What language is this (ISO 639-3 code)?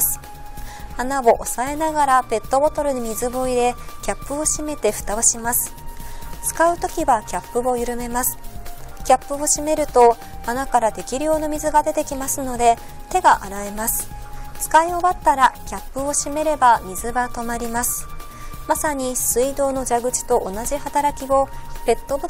jpn